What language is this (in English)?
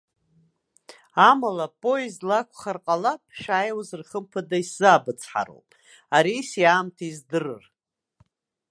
Abkhazian